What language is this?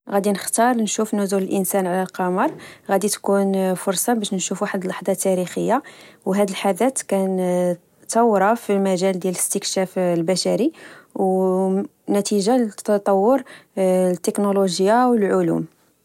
Moroccan Arabic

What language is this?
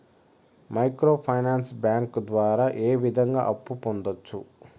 Telugu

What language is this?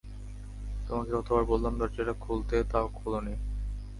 Bangla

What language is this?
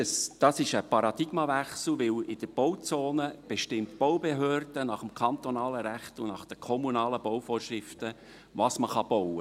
Swiss German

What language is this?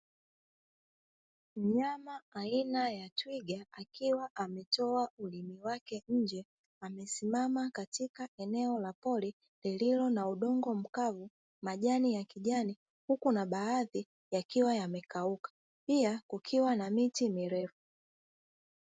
Swahili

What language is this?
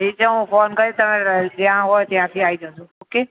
Gujarati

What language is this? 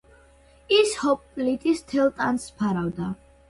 Georgian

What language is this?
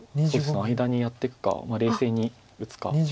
Japanese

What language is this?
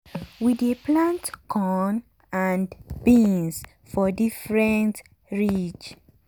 Nigerian Pidgin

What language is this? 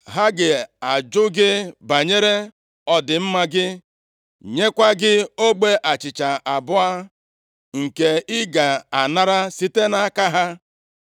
Igbo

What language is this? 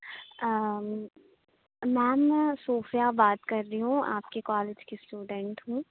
Urdu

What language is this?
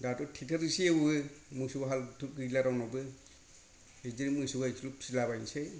Bodo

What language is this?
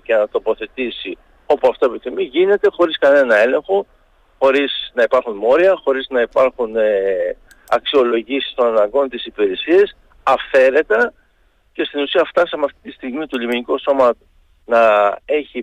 Greek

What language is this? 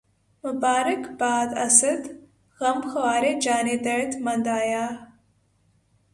Urdu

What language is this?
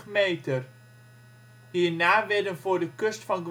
Dutch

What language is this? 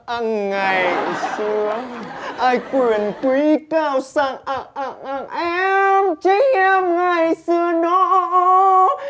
Vietnamese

